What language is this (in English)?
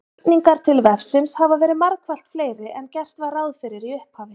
Icelandic